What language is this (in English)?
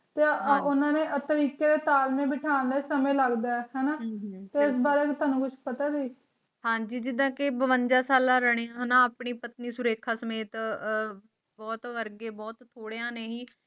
Punjabi